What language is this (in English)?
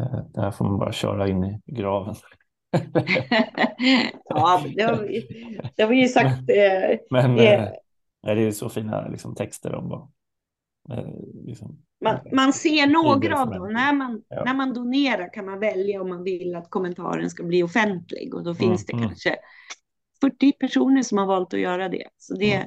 Swedish